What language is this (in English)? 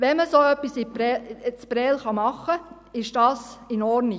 Swiss German